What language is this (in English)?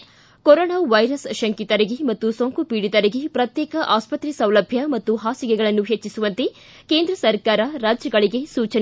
Kannada